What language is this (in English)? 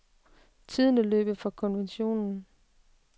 Danish